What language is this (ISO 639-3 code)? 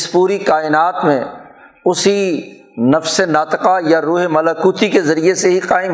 urd